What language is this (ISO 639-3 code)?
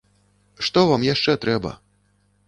bel